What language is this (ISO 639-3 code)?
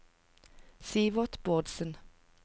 nor